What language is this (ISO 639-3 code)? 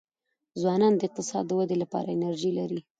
pus